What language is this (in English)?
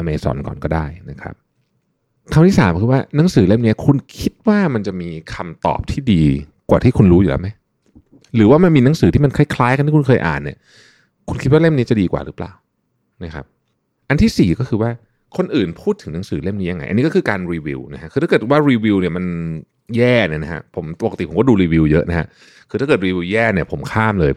Thai